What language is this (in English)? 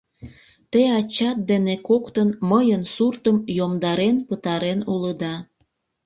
Mari